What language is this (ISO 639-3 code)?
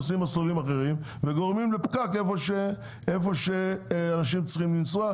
heb